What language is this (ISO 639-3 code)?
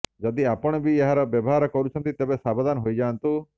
ori